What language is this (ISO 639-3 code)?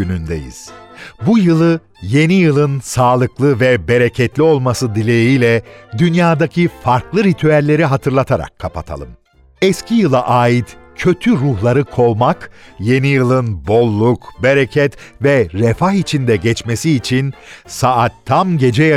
tur